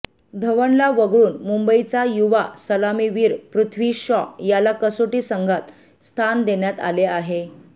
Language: Marathi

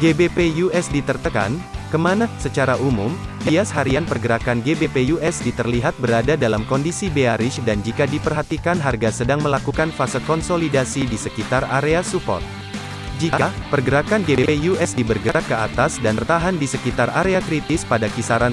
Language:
Indonesian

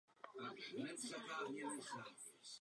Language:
Czech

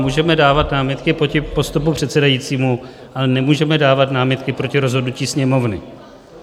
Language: Czech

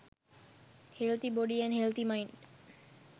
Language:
Sinhala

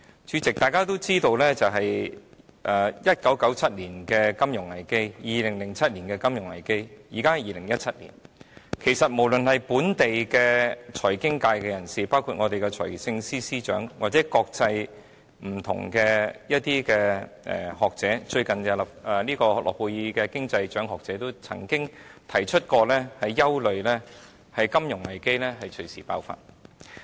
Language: Cantonese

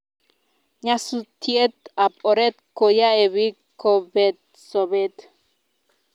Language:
Kalenjin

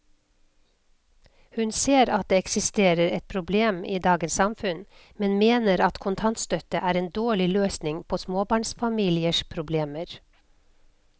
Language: Norwegian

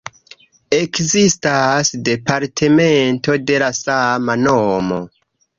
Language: Esperanto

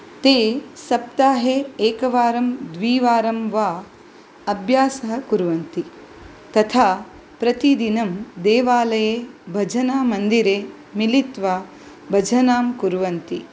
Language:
Sanskrit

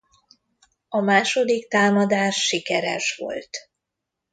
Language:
Hungarian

